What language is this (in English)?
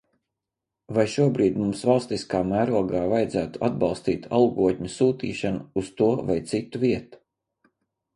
Latvian